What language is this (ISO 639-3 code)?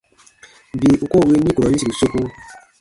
bba